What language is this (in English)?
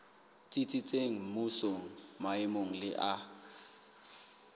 Southern Sotho